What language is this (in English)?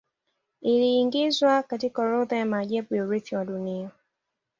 Swahili